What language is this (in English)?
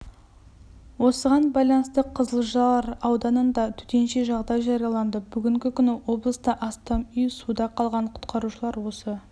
Kazakh